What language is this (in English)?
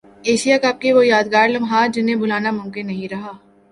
Urdu